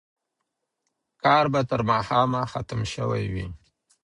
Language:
Pashto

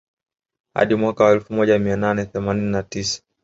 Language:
Swahili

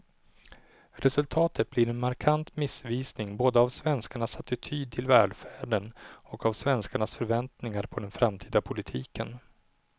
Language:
Swedish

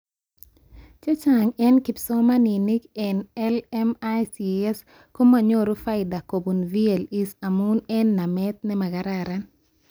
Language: Kalenjin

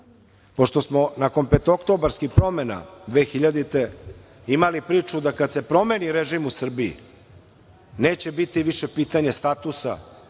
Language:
Serbian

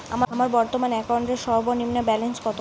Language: Bangla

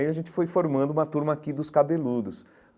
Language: Portuguese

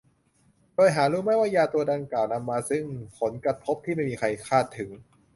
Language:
Thai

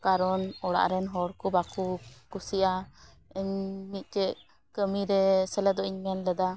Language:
Santali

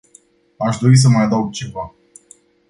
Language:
Romanian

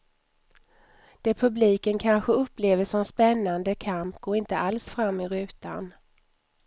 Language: Swedish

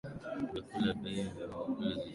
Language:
Swahili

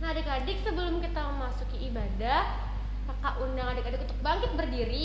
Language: Indonesian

